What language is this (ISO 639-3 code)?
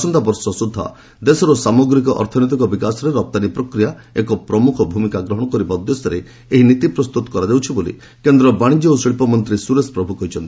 ori